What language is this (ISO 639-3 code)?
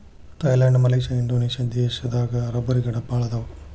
kan